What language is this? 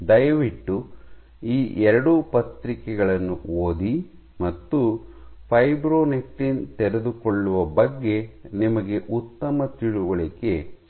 Kannada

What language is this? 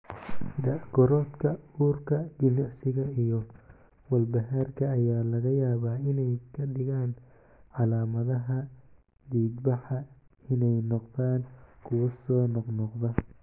Somali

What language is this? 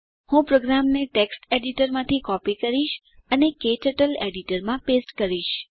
Gujarati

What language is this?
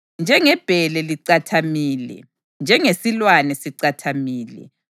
North Ndebele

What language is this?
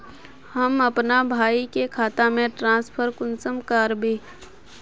Magahi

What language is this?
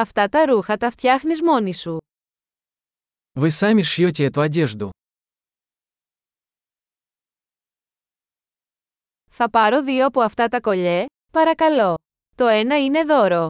Greek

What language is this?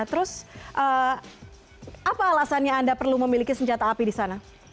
Indonesian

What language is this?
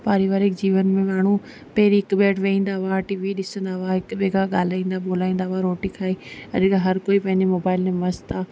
Sindhi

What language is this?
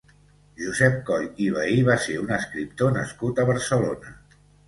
Catalan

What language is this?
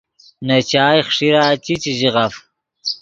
Yidgha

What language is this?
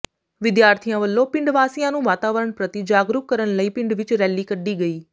Punjabi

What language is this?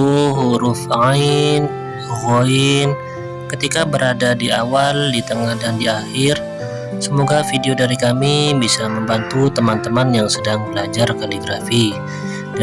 Indonesian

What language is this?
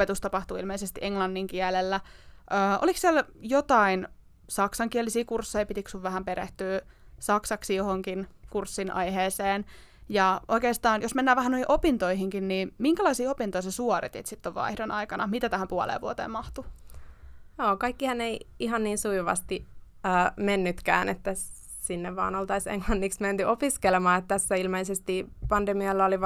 Finnish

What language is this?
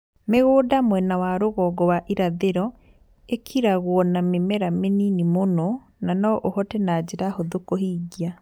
Kikuyu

